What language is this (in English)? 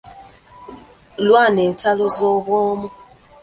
Ganda